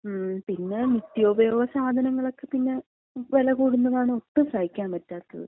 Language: Malayalam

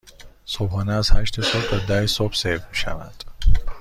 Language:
Persian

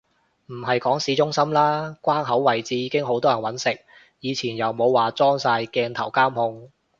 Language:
Cantonese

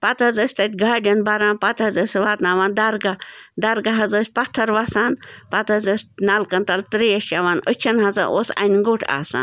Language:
Kashmiri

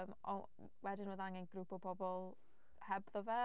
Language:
Welsh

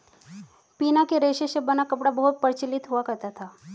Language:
Hindi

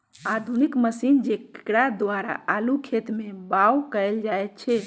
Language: Magahi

